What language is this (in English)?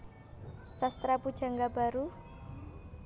Javanese